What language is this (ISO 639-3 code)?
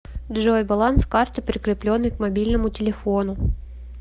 rus